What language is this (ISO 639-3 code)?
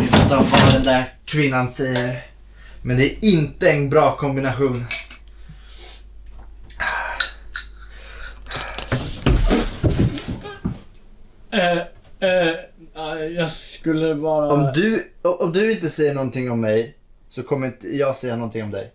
swe